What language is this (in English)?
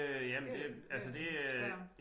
Danish